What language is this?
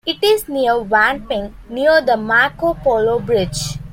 English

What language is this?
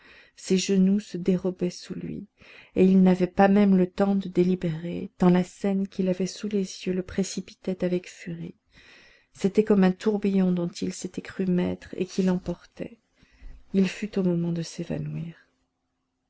French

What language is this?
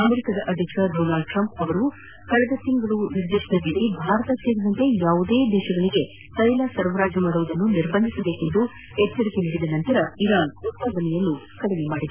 Kannada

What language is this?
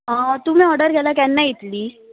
Konkani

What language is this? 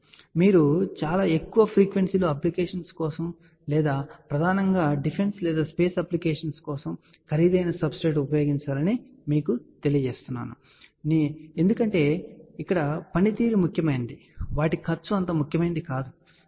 Telugu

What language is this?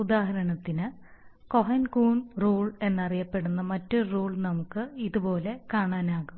Malayalam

